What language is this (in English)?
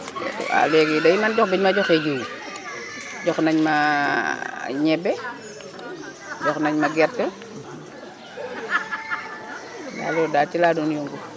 Wolof